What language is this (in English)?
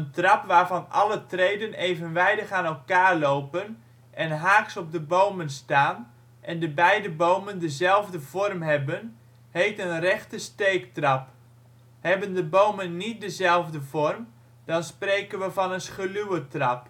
Dutch